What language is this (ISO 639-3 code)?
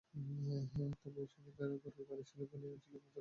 ben